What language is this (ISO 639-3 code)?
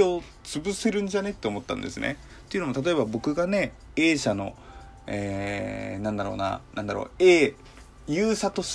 jpn